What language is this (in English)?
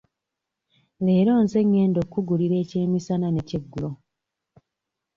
Ganda